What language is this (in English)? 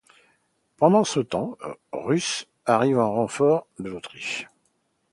French